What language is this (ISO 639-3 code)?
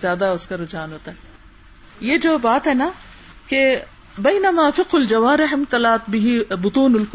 urd